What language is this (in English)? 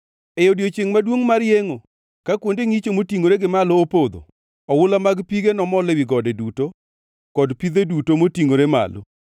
Luo (Kenya and Tanzania)